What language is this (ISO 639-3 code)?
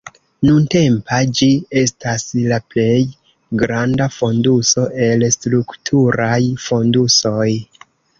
epo